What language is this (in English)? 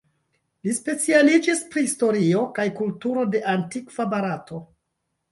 Esperanto